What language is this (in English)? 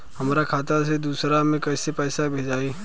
Bhojpuri